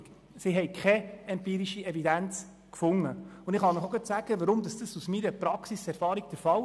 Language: Swiss German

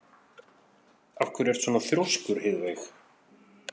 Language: Icelandic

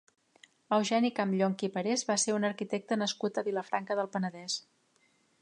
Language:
Catalan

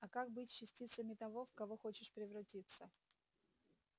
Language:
Russian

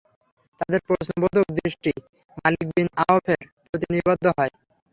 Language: Bangla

